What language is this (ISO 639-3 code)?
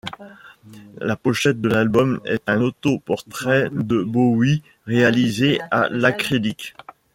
fra